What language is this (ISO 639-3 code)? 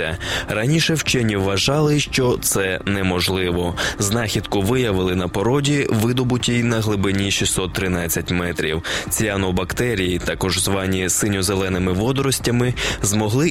ukr